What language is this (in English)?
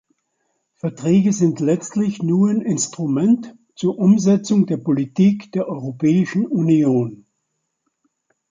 German